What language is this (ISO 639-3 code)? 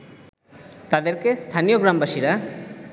ben